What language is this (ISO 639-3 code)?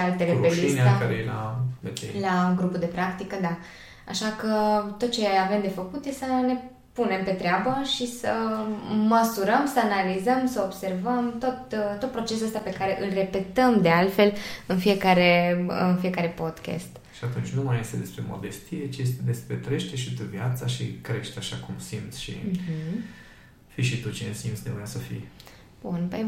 ron